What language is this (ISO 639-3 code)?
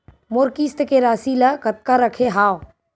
hne